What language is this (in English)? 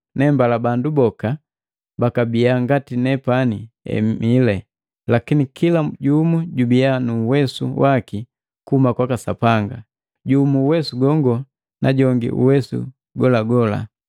Matengo